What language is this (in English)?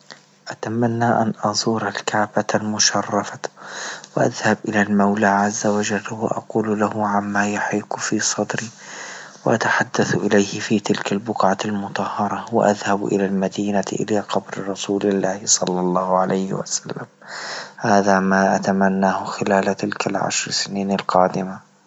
Libyan Arabic